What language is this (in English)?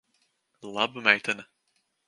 Latvian